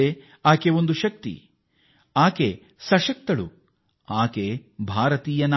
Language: Kannada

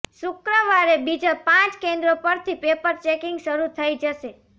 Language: Gujarati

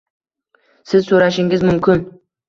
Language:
Uzbek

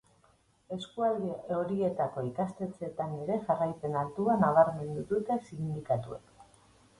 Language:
Basque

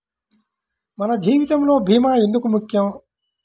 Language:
Telugu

